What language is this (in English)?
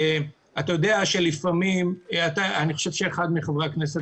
Hebrew